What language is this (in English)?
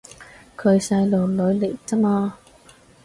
Cantonese